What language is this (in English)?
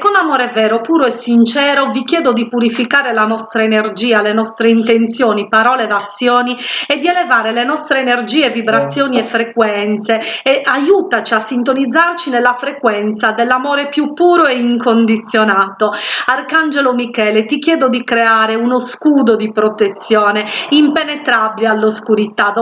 Italian